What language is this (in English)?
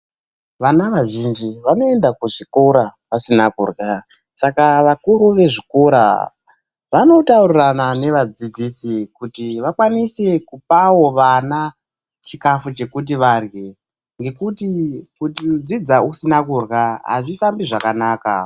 Ndau